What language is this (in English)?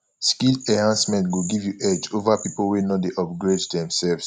Nigerian Pidgin